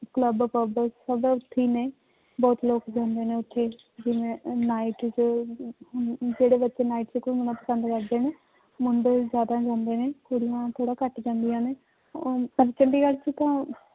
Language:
Punjabi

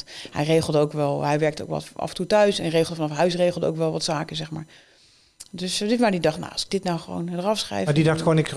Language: Dutch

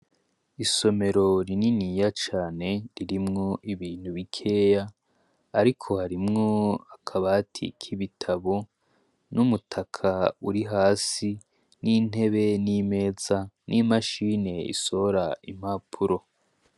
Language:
Rundi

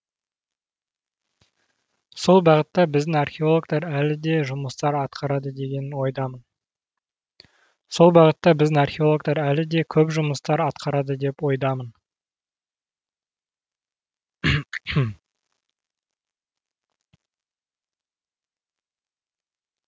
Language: Kazakh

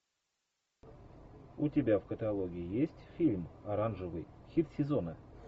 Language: Russian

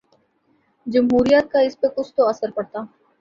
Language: Urdu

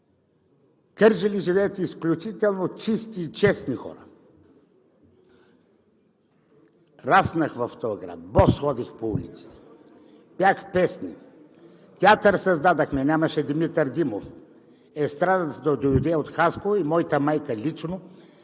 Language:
Bulgarian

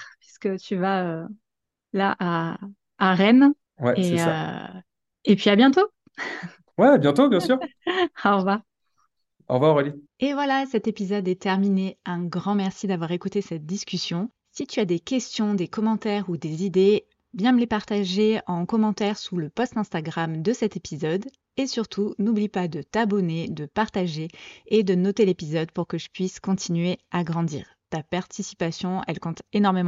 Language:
French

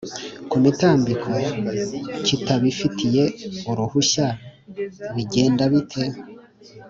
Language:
Kinyarwanda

